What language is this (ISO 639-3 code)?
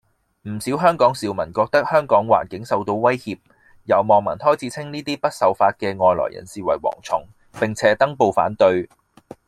yue